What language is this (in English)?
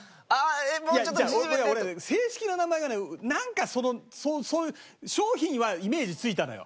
Japanese